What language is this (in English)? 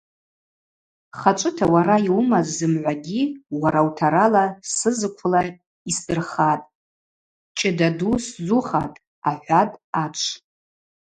Abaza